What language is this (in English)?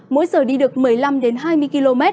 Vietnamese